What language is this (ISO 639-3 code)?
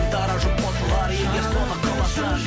kaz